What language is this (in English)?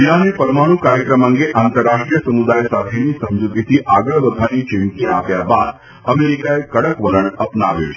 Gujarati